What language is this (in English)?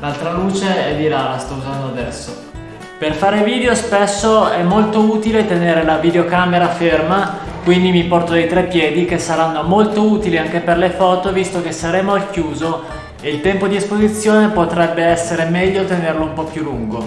Italian